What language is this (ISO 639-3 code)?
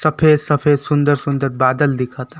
bho